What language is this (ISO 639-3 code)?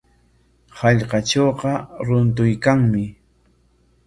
qwa